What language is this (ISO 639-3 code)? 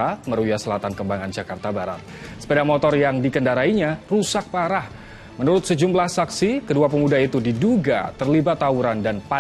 ind